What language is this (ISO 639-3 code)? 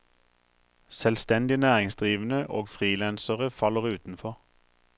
nor